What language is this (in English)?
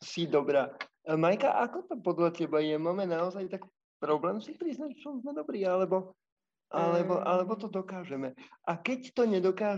Slovak